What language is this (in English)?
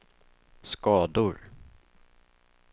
Swedish